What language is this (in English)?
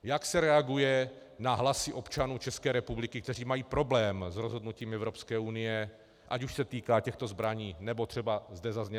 Czech